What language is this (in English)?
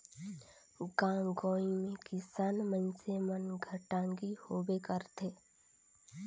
Chhattisgarhi